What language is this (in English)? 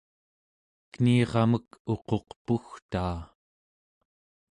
Central Yupik